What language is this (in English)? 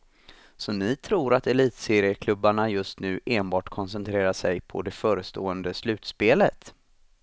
Swedish